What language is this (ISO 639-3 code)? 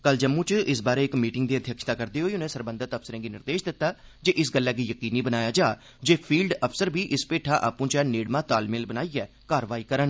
doi